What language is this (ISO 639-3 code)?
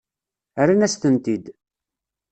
kab